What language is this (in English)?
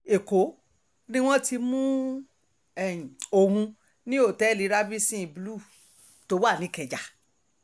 Yoruba